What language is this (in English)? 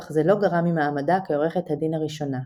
Hebrew